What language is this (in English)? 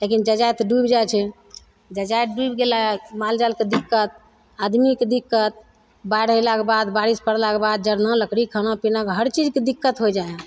Maithili